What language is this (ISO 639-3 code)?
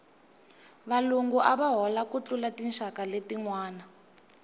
tso